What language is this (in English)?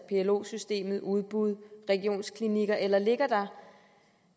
Danish